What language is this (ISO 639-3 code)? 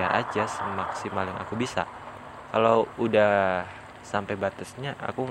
ind